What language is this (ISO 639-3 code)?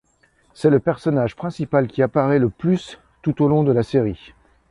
fra